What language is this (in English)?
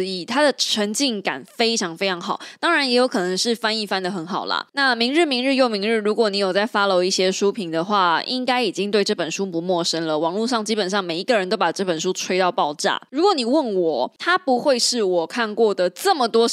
Chinese